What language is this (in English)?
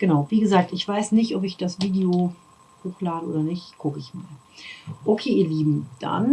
German